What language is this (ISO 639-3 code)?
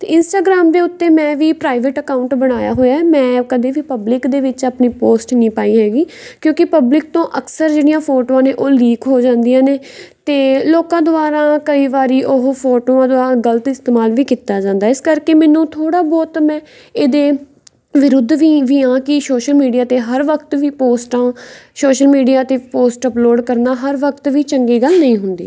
pan